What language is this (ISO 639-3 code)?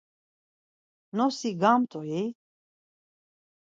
lzz